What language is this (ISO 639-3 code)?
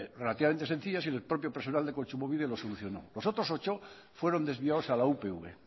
spa